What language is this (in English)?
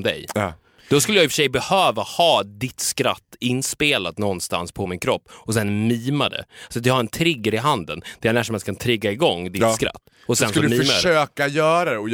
Swedish